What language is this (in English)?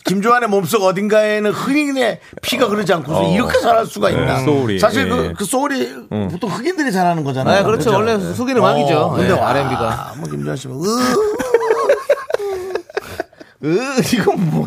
Korean